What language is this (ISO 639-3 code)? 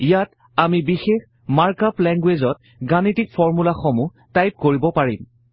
asm